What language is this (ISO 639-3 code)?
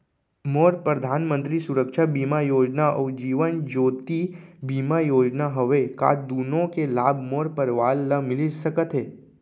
hne